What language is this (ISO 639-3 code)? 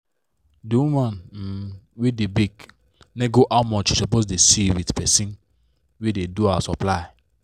pcm